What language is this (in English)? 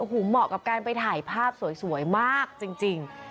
Thai